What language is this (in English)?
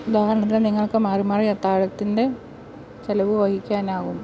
Malayalam